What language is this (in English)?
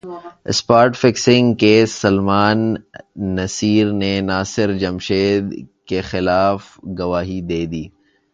Urdu